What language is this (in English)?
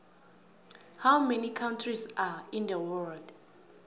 South Ndebele